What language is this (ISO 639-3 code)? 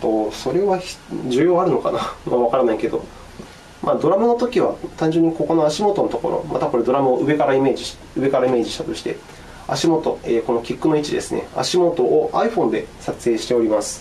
jpn